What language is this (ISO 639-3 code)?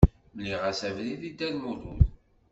kab